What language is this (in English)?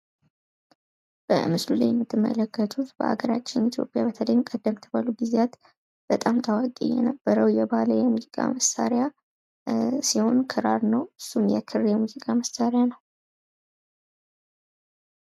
Amharic